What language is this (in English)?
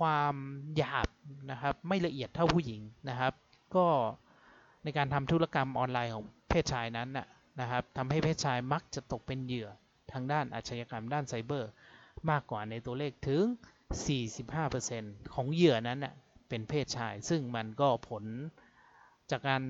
Thai